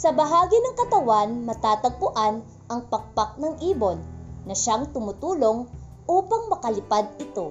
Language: Filipino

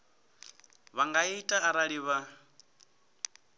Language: Venda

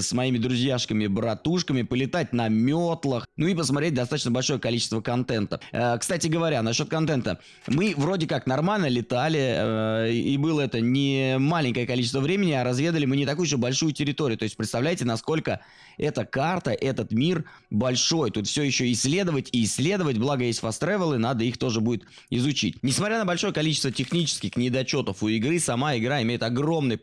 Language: Russian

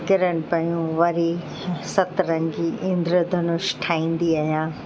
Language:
Sindhi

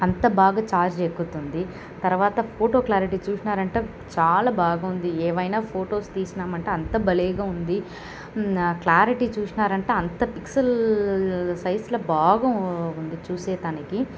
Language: Telugu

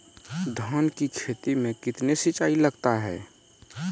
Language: Maithili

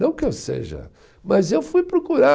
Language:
Portuguese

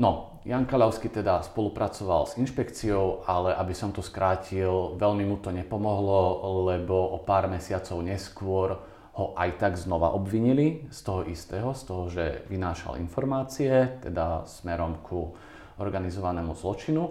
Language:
Slovak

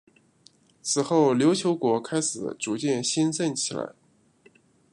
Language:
Chinese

